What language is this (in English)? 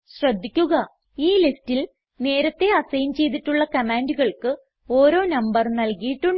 Malayalam